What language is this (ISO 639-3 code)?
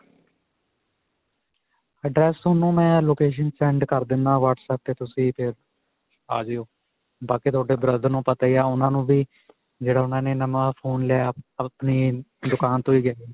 pan